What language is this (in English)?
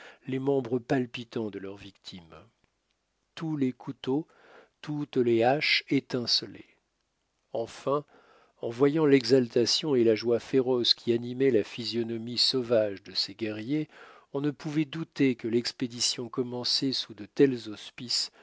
French